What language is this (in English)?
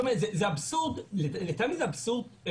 Hebrew